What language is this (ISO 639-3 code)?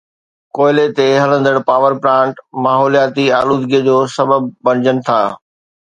snd